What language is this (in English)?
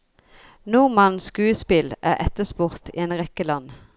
Norwegian